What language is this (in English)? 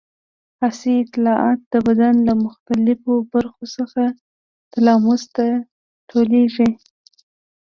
Pashto